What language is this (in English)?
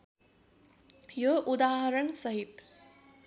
Nepali